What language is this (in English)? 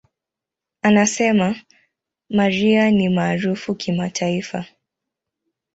Swahili